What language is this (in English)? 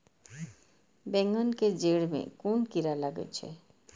Maithili